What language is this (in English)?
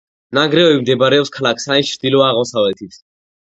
Georgian